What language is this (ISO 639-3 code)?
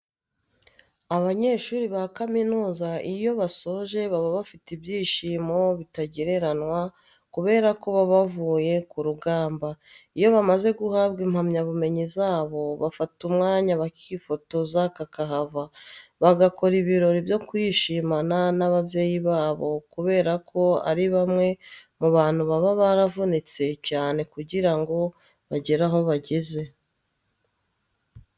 kin